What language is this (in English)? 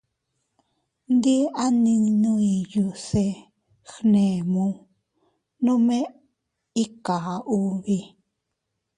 Teutila Cuicatec